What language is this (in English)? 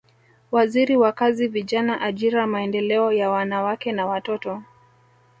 Swahili